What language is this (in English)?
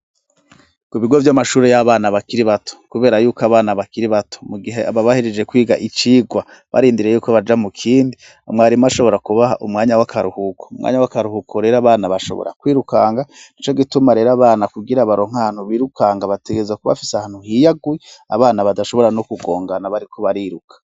Rundi